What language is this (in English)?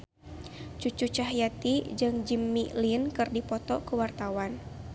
Sundanese